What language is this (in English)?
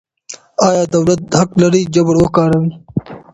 Pashto